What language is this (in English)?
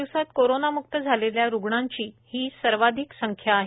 Marathi